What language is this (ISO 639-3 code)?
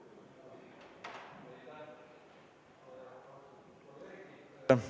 est